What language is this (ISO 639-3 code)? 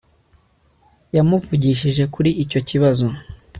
kin